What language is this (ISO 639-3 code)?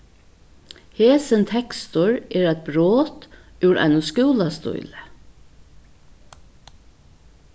fao